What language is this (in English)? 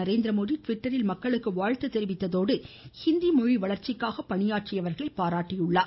Tamil